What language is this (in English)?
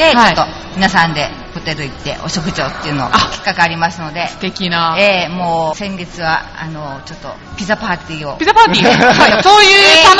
Japanese